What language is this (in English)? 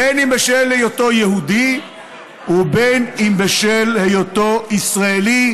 Hebrew